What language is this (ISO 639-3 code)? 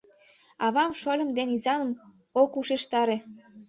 chm